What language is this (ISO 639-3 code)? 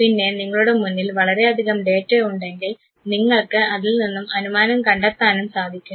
mal